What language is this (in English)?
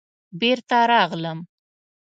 Pashto